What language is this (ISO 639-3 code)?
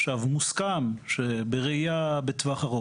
heb